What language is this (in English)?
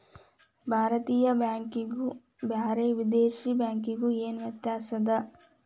Kannada